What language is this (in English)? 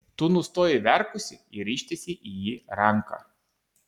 Lithuanian